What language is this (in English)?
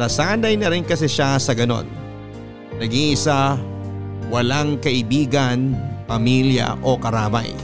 Filipino